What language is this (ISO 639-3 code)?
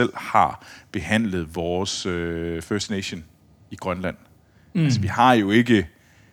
dan